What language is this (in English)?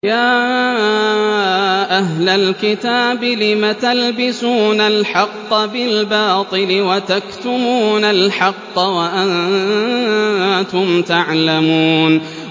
Arabic